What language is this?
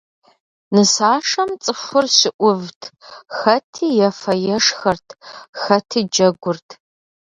Kabardian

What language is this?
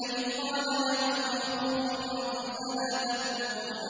Arabic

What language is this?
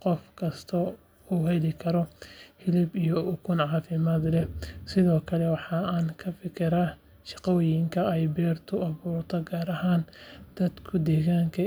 Somali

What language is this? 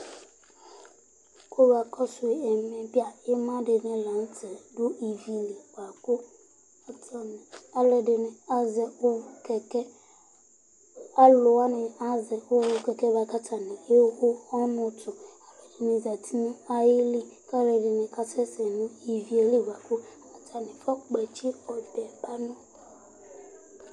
Ikposo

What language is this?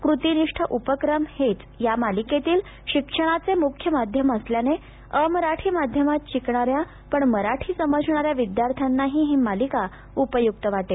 Marathi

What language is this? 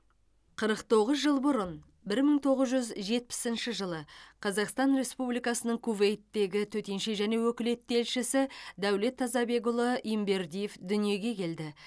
Kazakh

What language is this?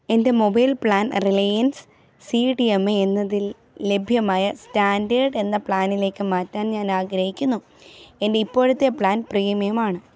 Malayalam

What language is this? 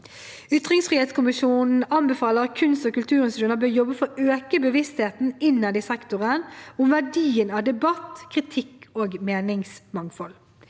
Norwegian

